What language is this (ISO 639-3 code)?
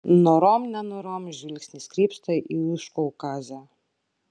lit